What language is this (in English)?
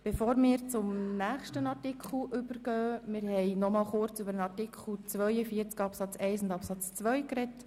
Swiss German